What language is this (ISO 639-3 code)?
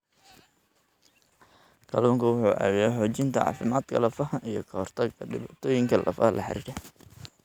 som